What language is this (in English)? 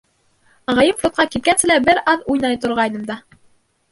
Bashkir